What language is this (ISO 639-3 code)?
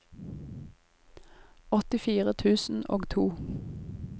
nor